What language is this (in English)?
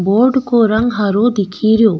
Rajasthani